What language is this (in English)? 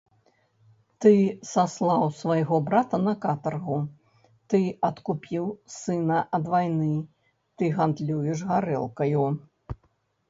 Belarusian